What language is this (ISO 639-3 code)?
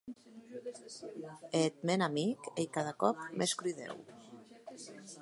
oci